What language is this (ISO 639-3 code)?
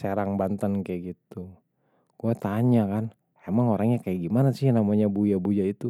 bew